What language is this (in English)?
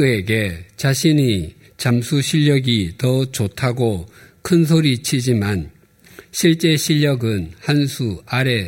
Korean